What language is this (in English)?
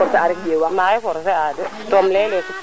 Serer